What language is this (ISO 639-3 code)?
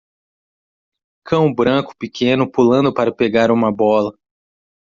por